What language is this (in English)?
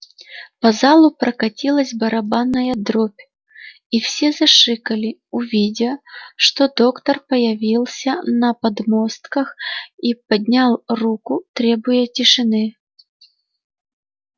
Russian